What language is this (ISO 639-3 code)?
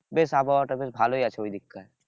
ben